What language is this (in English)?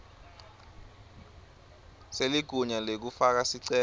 Swati